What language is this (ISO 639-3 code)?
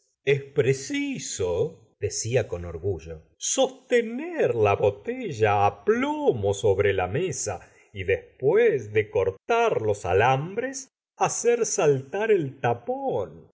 spa